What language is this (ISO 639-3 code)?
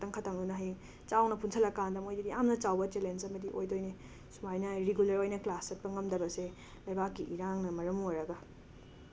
mni